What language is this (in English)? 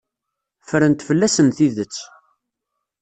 Kabyle